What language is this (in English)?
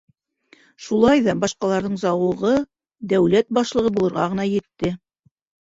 Bashkir